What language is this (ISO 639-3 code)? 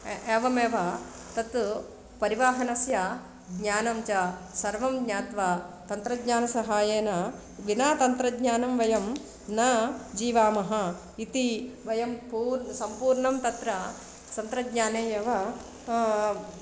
san